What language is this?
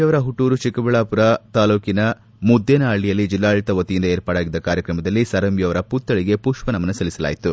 Kannada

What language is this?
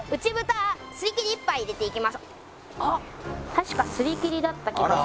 Japanese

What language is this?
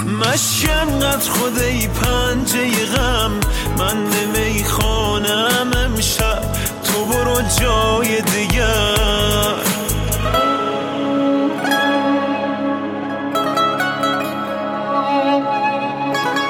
Persian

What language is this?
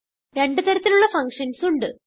Malayalam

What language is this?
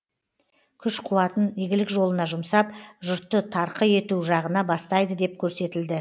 Kazakh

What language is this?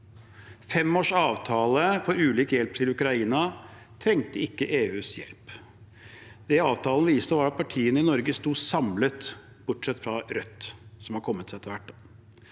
Norwegian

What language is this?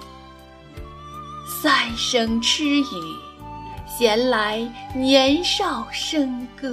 Chinese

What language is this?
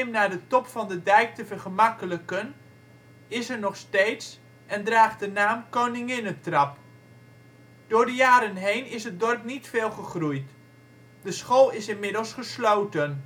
Dutch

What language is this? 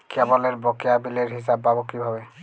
Bangla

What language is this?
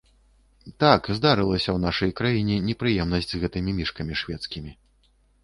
Belarusian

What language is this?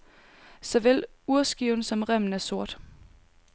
Danish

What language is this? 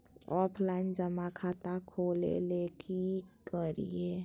Magahi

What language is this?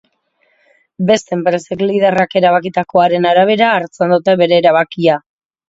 Basque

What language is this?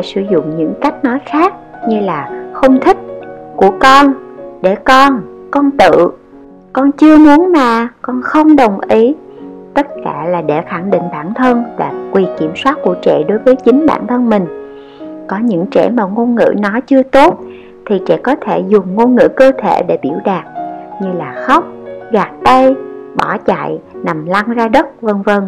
Vietnamese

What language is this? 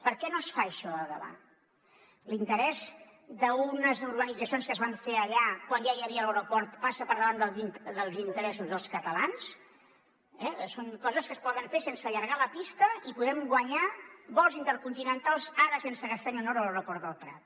Catalan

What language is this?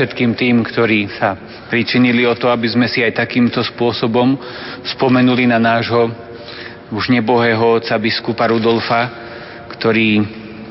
Slovak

